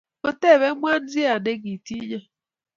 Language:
Kalenjin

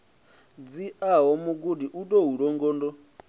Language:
Venda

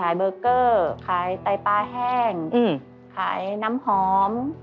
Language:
Thai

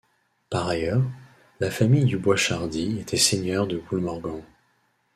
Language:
French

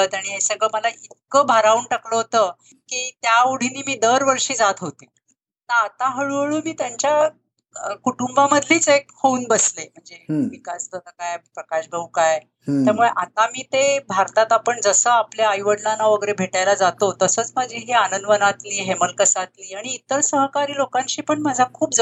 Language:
Marathi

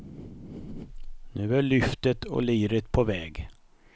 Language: Swedish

